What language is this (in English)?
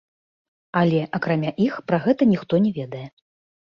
Belarusian